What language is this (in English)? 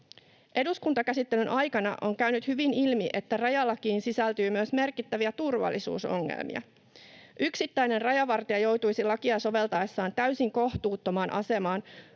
Finnish